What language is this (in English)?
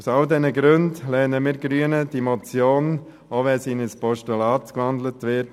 Swiss German